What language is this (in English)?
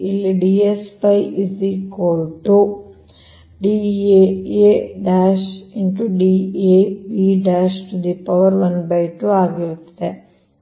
Kannada